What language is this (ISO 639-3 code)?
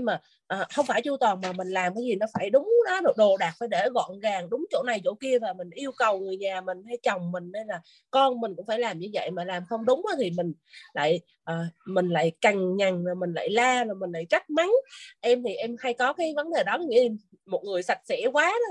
vie